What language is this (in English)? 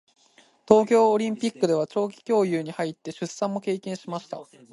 Japanese